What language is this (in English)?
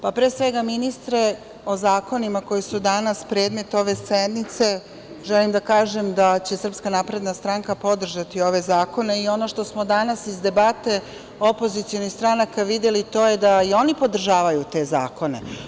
Serbian